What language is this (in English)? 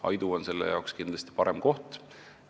Estonian